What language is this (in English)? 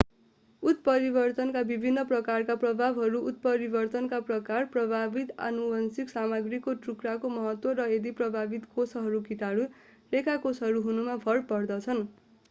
Nepali